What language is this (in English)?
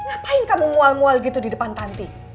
Indonesian